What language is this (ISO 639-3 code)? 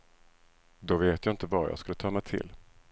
swe